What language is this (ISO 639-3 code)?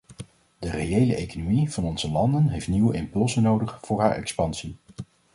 nld